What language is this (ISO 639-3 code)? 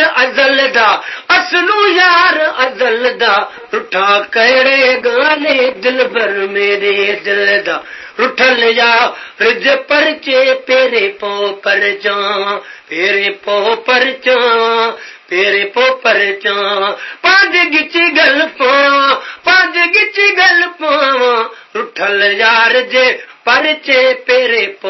ron